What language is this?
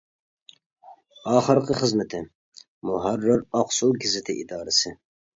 Uyghur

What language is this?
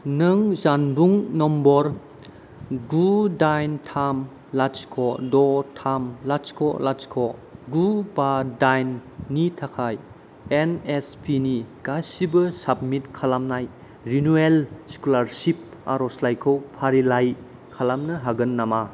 Bodo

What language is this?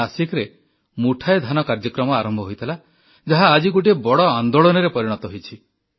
Odia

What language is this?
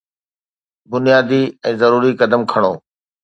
Sindhi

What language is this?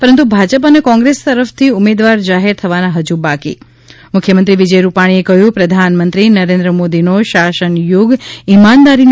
Gujarati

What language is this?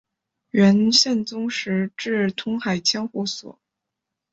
Chinese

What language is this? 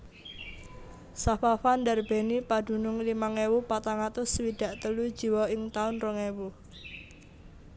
Javanese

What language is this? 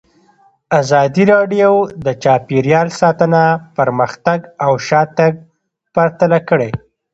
Pashto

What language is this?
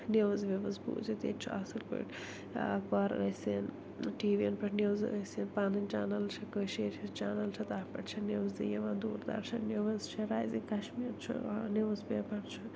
Kashmiri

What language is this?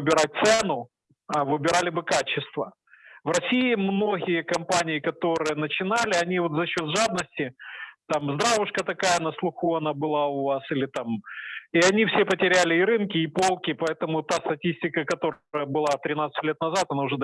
Russian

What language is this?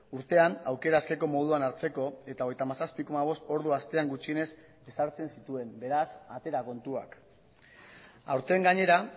Basque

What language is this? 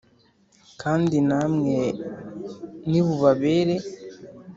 Kinyarwanda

